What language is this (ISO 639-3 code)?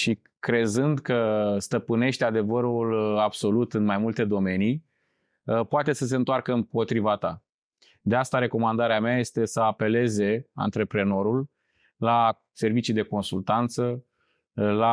ron